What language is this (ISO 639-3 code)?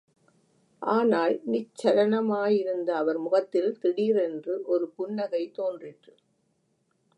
tam